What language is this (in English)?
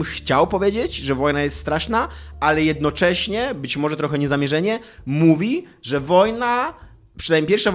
Polish